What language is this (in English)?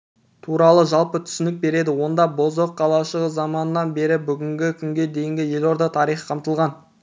Kazakh